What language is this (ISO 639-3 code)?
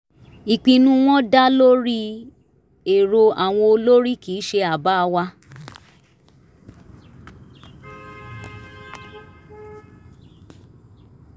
yor